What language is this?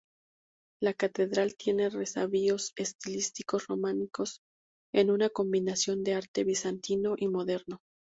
Spanish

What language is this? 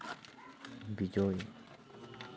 Santali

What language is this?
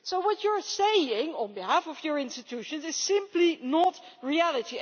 English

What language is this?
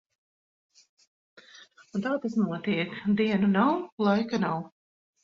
Latvian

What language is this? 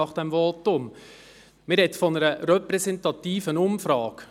Swiss German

